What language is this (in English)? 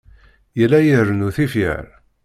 Kabyle